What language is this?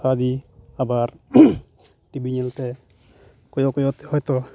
Santali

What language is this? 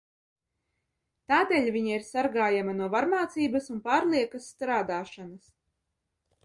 Latvian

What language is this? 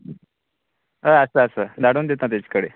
Konkani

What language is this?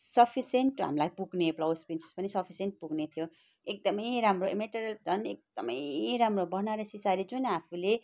Nepali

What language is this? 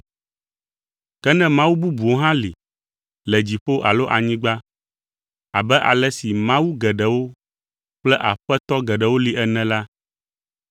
Ewe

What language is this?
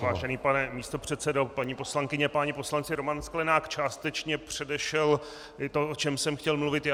Czech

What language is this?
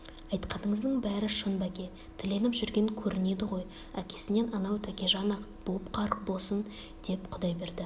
Kazakh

